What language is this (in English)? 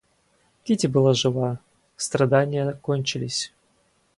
Russian